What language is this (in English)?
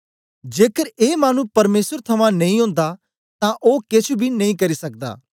Dogri